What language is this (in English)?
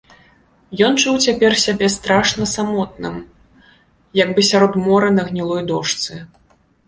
Belarusian